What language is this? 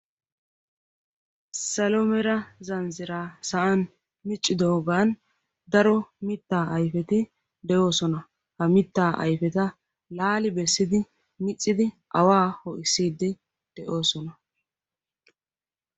Wolaytta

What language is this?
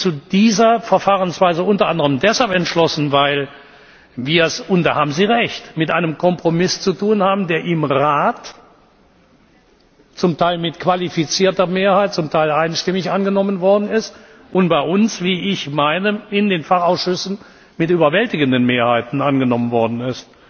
German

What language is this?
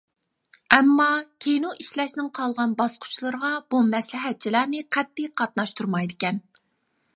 Uyghur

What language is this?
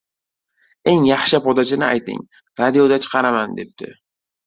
Uzbek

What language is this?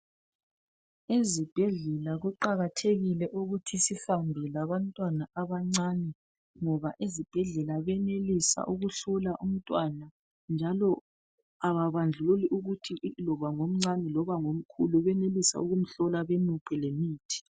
North Ndebele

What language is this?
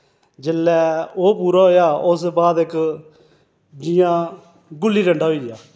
Dogri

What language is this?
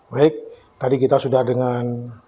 Indonesian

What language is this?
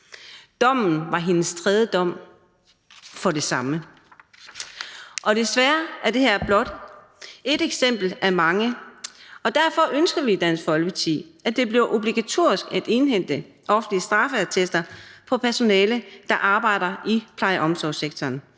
Danish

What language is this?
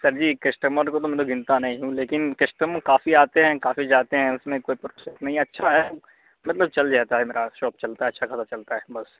Urdu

